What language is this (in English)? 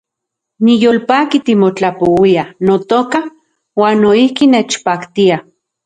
Central Puebla Nahuatl